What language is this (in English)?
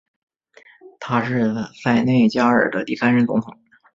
Chinese